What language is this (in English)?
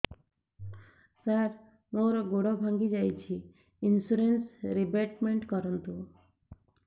Odia